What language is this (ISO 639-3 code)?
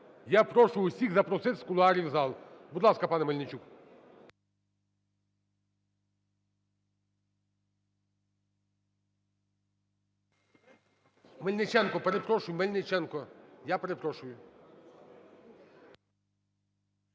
ukr